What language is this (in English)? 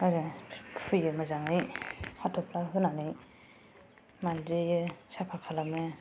Bodo